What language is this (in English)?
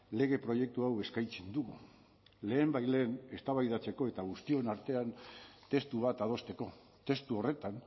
Basque